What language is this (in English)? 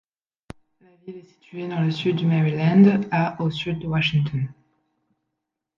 French